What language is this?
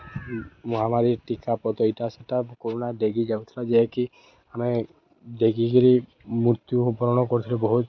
Odia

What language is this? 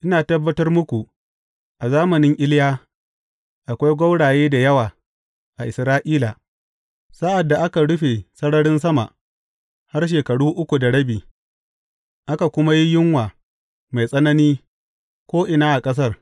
Hausa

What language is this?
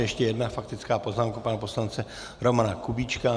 Czech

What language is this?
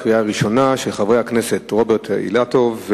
Hebrew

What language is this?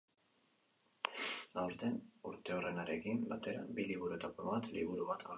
Basque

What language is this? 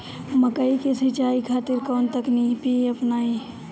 Bhojpuri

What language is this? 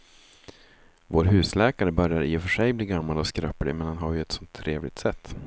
Swedish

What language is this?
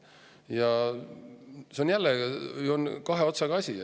Estonian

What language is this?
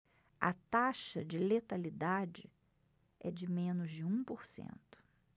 Portuguese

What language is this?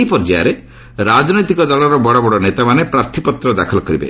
Odia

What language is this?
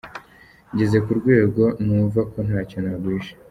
Kinyarwanda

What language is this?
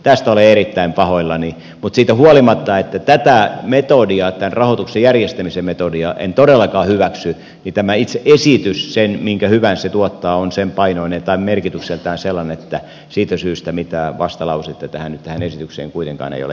Finnish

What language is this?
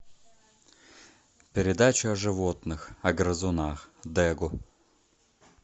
Russian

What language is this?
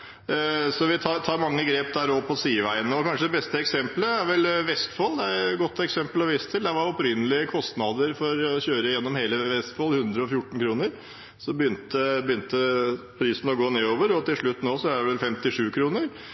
Norwegian Bokmål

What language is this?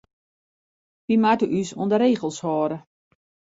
Western Frisian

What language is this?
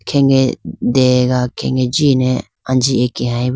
Idu-Mishmi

